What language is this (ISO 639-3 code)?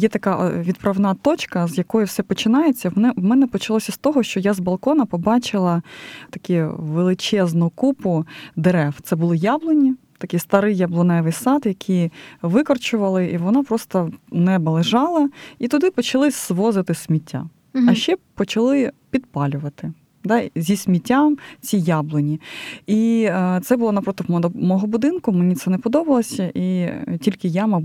ukr